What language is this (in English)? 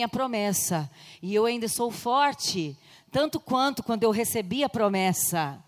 Portuguese